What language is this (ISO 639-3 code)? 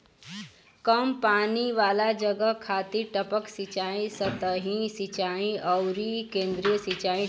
bho